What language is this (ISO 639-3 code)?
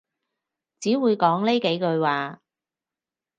yue